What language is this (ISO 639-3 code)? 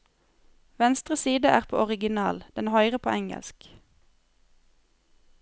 nor